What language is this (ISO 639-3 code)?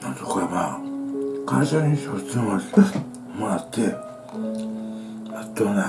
jpn